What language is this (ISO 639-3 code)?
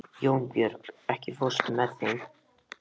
isl